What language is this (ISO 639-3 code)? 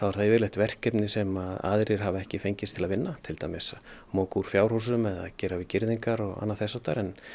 isl